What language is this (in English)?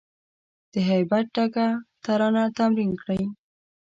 Pashto